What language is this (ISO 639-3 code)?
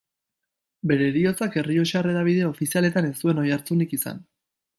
eus